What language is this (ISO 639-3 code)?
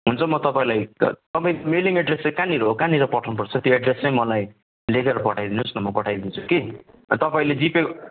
nep